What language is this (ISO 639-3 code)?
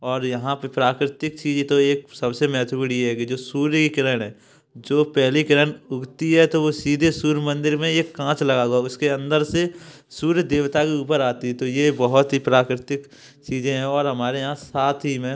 hin